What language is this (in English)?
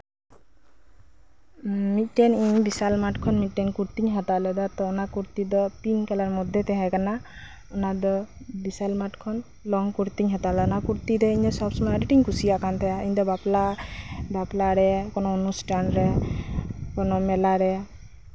Santali